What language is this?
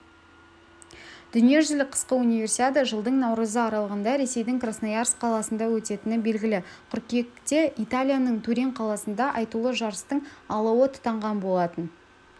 Kazakh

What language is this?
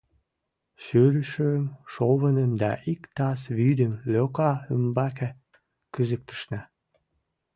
Mari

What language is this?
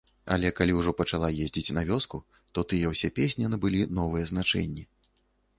Belarusian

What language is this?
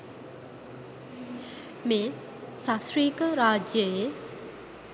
Sinhala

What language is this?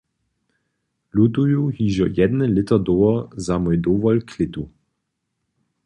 Upper Sorbian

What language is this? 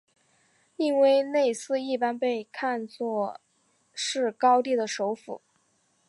Chinese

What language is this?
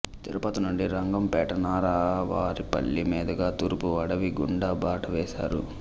Telugu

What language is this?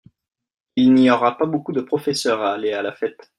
French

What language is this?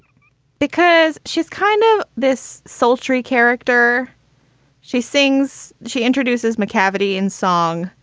English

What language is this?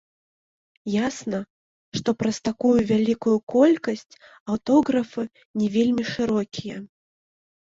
Belarusian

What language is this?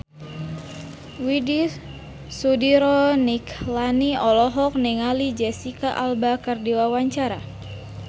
Sundanese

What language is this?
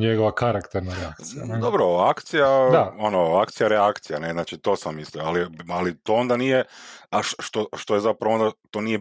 Croatian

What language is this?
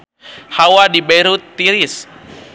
Sundanese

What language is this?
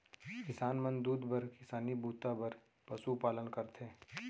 Chhattisgarhi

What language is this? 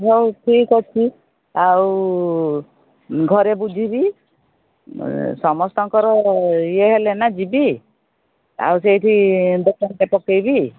Odia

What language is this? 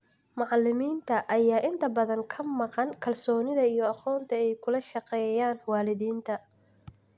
Somali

